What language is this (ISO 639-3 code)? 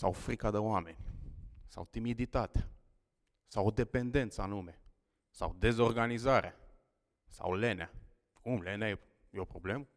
ron